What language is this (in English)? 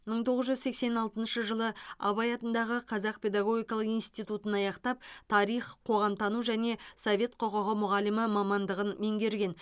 Kazakh